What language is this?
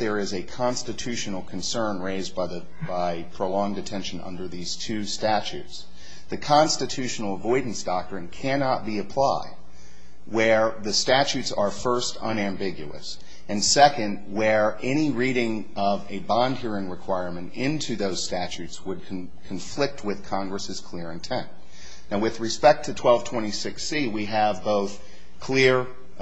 English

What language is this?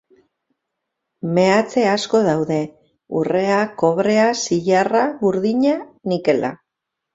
Basque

